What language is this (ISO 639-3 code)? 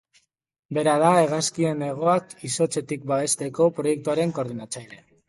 eus